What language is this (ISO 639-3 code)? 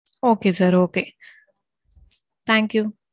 tam